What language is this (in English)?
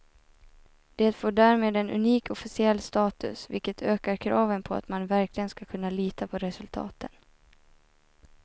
Swedish